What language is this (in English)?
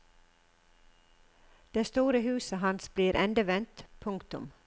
Norwegian